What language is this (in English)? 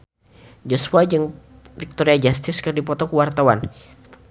Sundanese